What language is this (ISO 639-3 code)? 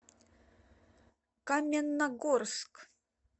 rus